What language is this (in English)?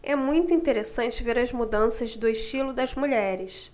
Portuguese